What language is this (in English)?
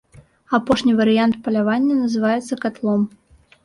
Belarusian